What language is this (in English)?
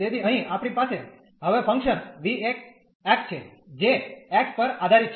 Gujarati